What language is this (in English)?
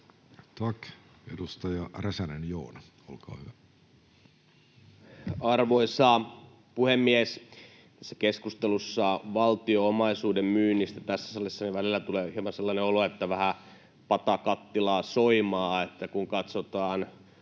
Finnish